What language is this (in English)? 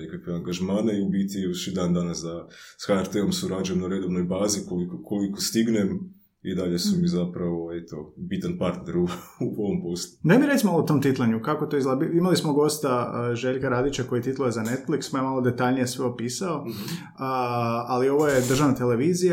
Croatian